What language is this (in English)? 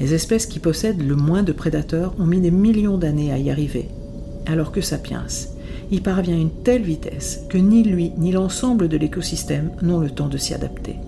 French